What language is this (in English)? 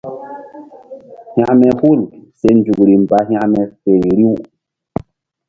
Mbum